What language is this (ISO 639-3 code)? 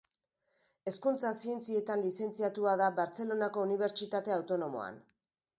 eus